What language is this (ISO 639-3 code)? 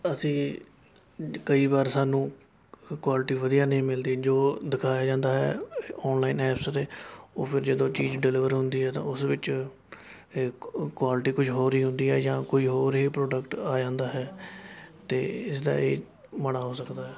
pan